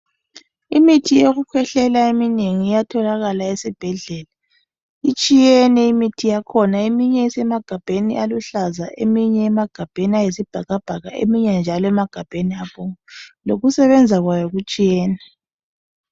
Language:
North Ndebele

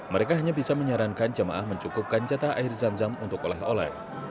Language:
Indonesian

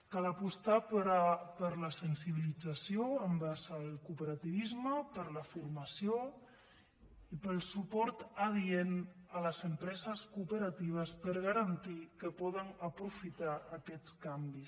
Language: Catalan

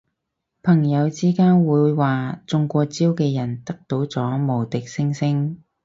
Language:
Cantonese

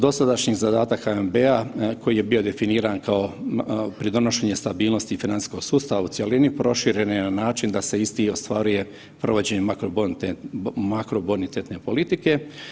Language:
Croatian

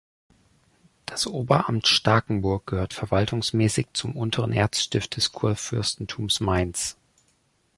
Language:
German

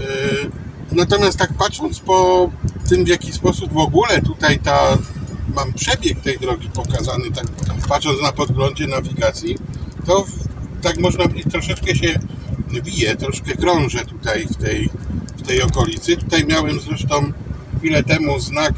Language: Polish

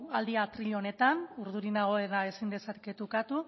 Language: Basque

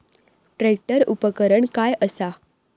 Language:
Marathi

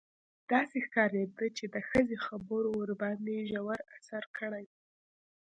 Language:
Pashto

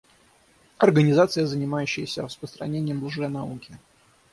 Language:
Russian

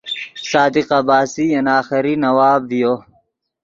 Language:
Yidgha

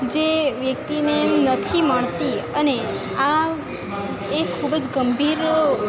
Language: Gujarati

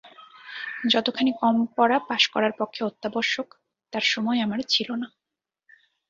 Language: Bangla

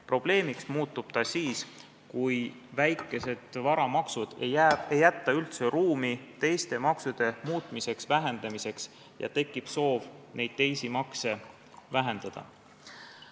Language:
Estonian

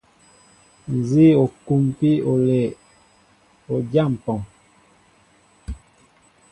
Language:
Mbo (Cameroon)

